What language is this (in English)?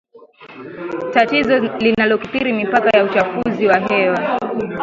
Swahili